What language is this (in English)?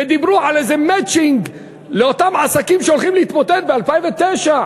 Hebrew